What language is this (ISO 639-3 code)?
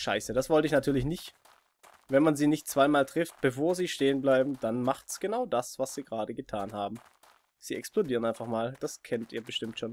deu